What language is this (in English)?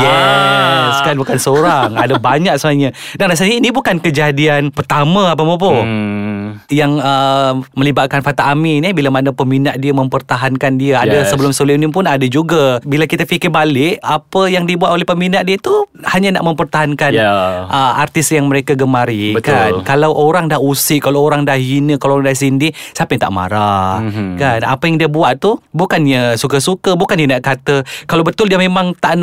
Malay